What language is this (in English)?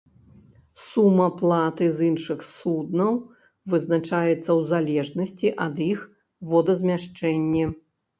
Belarusian